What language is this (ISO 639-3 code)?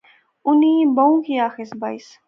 phr